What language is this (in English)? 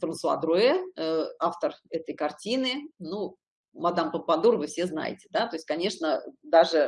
Russian